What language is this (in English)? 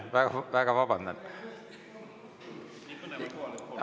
Estonian